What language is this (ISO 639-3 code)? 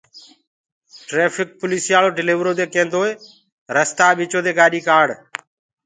ggg